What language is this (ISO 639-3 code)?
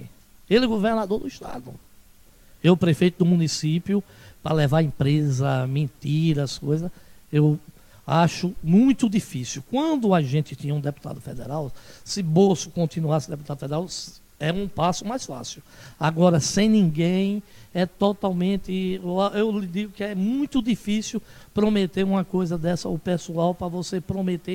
por